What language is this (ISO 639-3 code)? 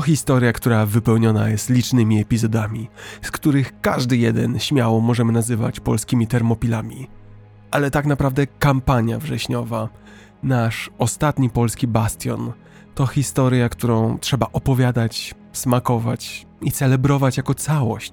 pol